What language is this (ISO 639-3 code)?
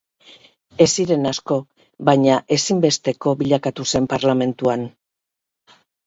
eus